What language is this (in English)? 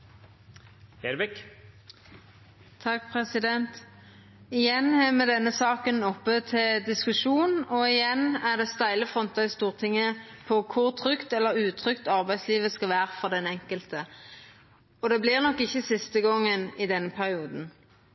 Norwegian